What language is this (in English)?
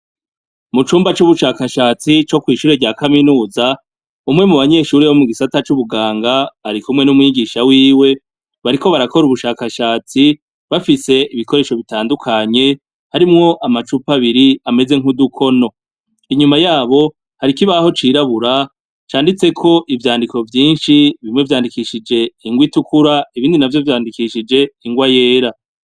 Rundi